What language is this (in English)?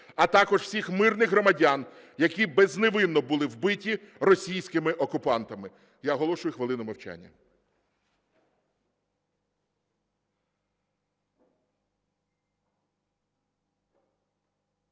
Ukrainian